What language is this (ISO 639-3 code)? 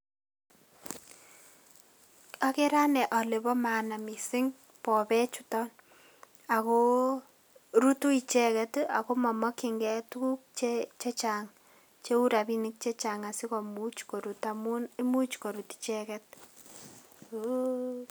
kln